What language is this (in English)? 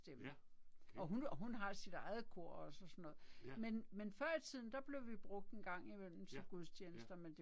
Danish